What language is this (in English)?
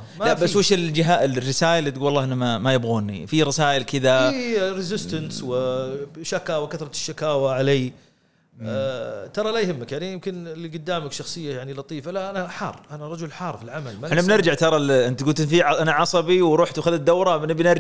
Arabic